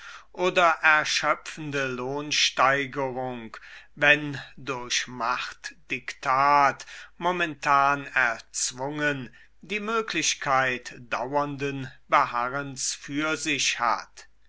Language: German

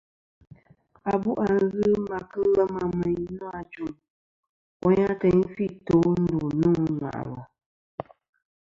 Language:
Kom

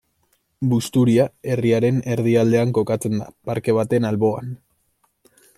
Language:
Basque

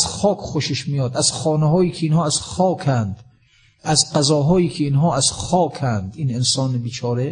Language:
Persian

